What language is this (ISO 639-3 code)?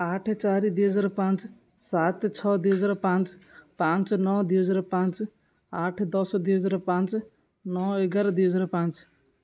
ori